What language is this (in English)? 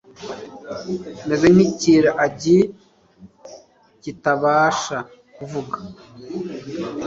Kinyarwanda